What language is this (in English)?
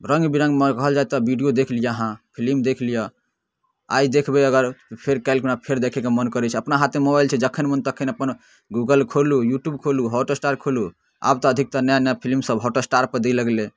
Maithili